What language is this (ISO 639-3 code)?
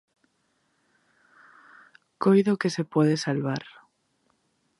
glg